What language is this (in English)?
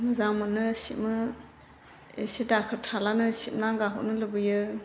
Bodo